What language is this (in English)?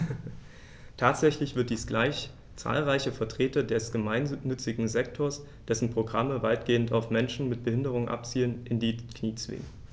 German